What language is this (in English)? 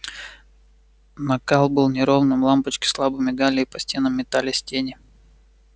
Russian